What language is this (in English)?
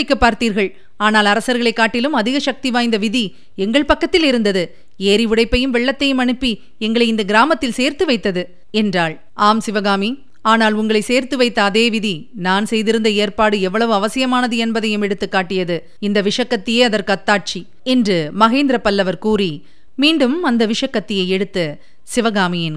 Tamil